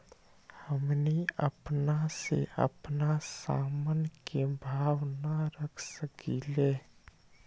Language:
Magahi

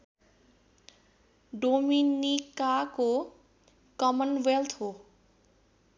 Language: Nepali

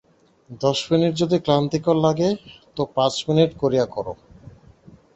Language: Bangla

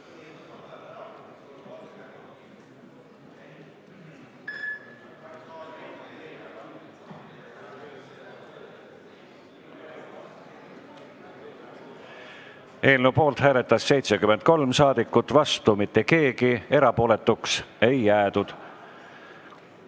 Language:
Estonian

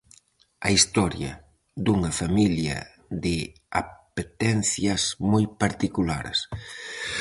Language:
Galician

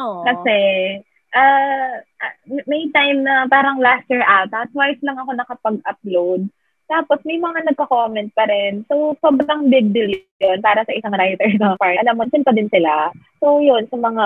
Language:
Filipino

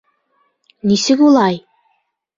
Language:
Bashkir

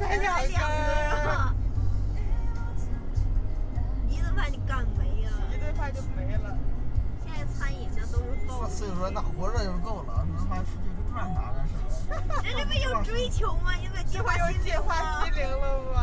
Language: Chinese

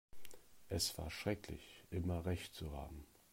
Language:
German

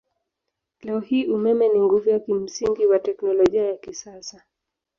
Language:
Swahili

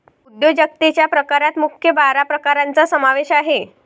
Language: Marathi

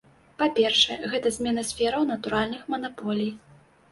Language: Belarusian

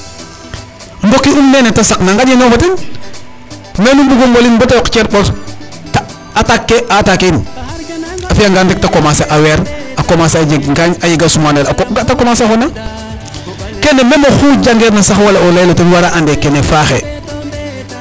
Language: Serer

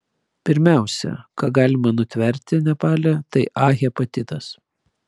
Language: Lithuanian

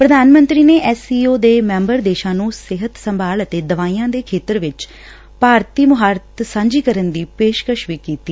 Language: Punjabi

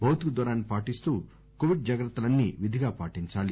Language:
Telugu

